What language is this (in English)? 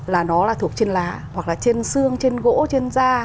Vietnamese